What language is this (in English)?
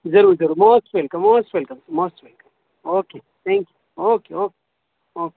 Urdu